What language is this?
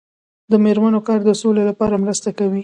Pashto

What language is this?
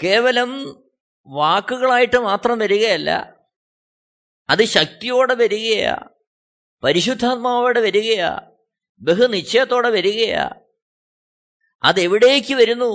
Malayalam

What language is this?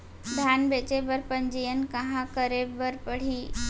Chhattisgarhi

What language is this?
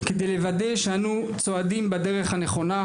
Hebrew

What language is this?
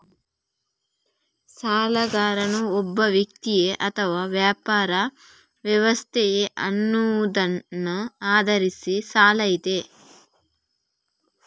Kannada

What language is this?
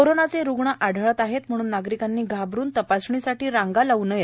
Marathi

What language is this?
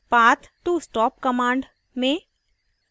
Hindi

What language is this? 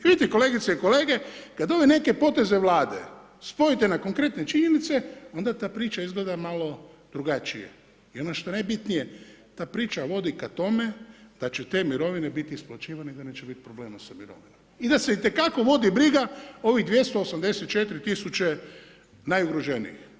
Croatian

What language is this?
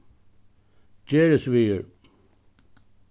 Faroese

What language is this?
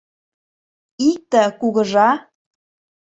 Mari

